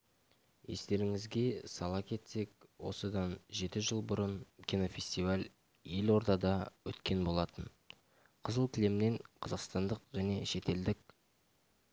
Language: Kazakh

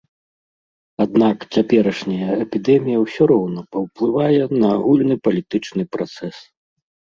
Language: Belarusian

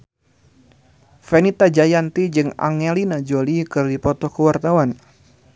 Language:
Sundanese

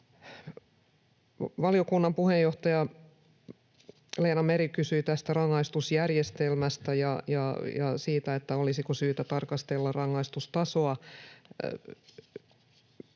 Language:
Finnish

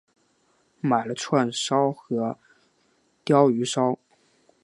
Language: Chinese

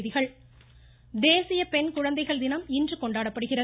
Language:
Tamil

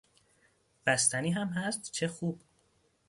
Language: Persian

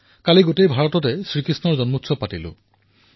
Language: Assamese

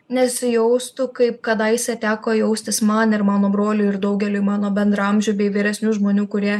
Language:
Lithuanian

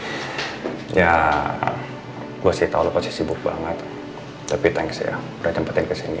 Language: Indonesian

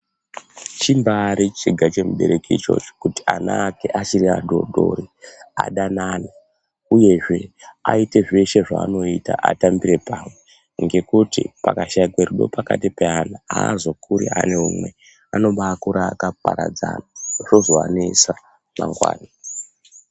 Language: Ndau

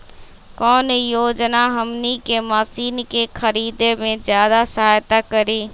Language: Magahi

